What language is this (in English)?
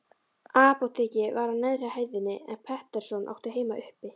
Icelandic